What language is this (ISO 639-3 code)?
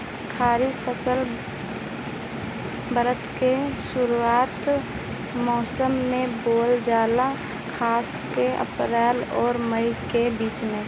bho